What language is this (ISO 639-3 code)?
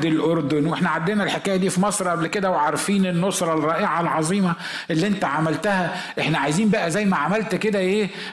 ara